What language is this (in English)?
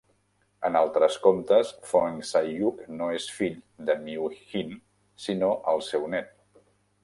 Catalan